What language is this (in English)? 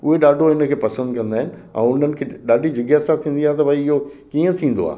Sindhi